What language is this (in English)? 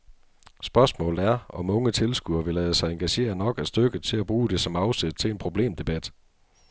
Danish